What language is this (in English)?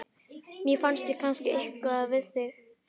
Icelandic